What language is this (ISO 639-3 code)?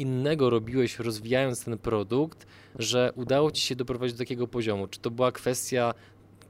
pol